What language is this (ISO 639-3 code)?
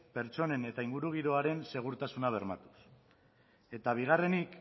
eus